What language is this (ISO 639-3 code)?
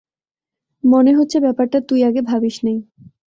ben